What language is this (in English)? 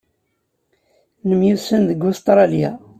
Kabyle